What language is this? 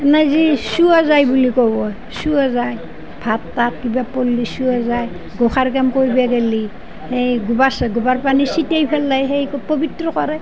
Assamese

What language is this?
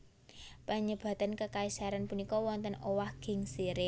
Javanese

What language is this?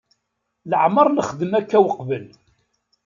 Kabyle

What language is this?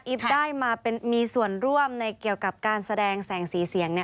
Thai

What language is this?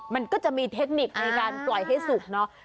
Thai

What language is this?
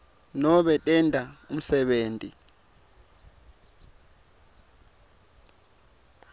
Swati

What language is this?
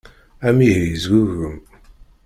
Kabyle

